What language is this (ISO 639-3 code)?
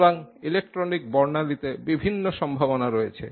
ben